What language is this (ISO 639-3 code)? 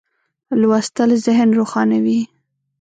pus